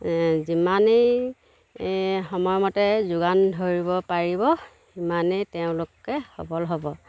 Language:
Assamese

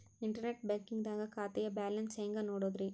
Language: Kannada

